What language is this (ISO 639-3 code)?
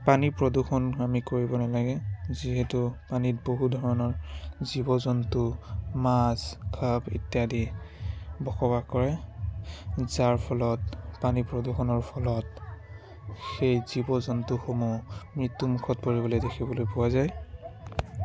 asm